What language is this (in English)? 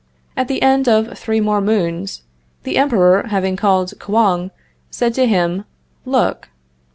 English